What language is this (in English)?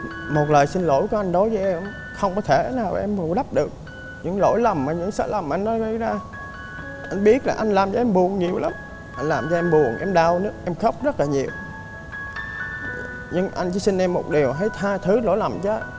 Vietnamese